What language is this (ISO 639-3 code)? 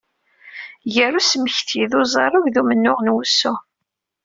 kab